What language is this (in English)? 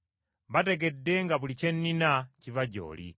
Ganda